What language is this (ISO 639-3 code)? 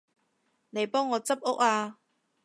yue